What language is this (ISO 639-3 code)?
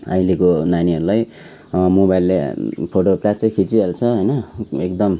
nep